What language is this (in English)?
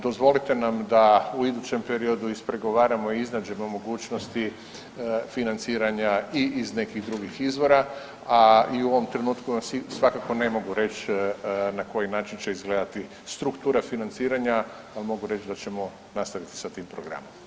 Croatian